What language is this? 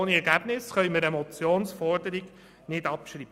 Swiss German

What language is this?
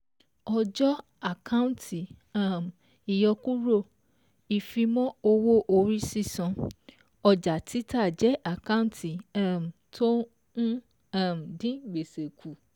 Yoruba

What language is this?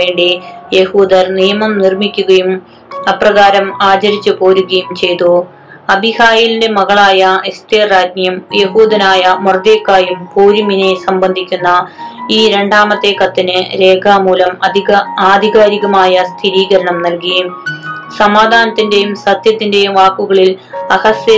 Malayalam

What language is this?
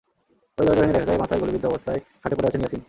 Bangla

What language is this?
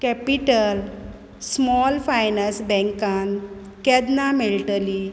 Konkani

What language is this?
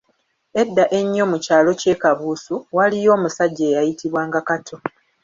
Ganda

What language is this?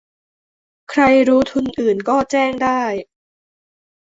Thai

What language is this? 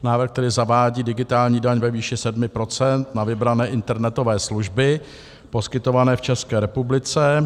Czech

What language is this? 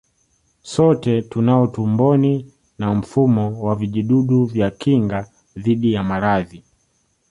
Swahili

